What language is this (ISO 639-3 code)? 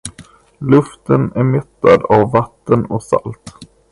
swe